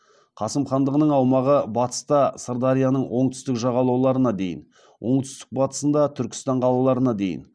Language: Kazakh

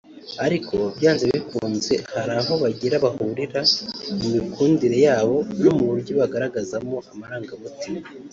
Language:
Kinyarwanda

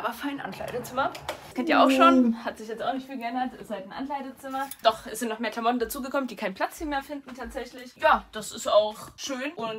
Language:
German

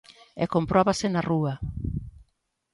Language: Galician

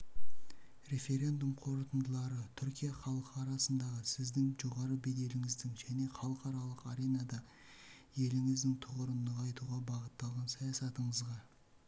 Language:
Kazakh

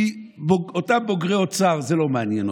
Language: Hebrew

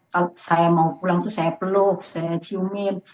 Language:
Indonesian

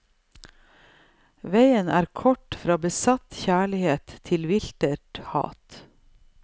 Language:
Norwegian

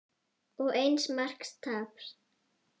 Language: Icelandic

